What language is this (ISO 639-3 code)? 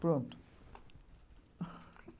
por